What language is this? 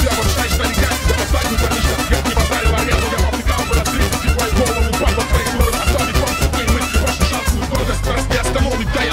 Russian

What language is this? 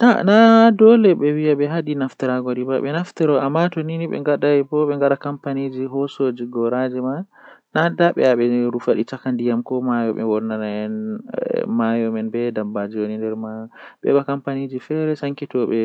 Western Niger Fulfulde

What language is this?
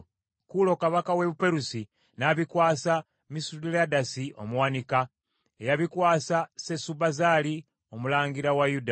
Ganda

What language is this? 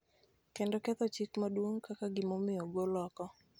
Luo (Kenya and Tanzania)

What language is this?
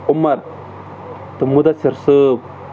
Kashmiri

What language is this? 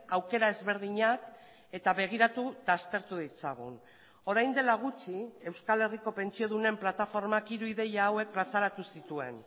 Basque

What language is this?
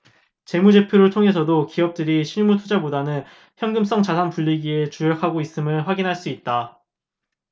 Korean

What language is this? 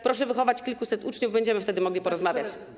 Polish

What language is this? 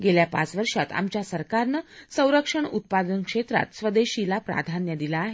Marathi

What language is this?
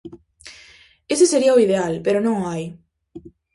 Galician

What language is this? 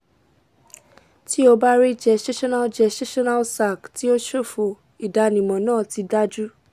Yoruba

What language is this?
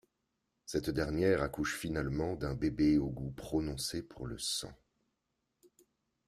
French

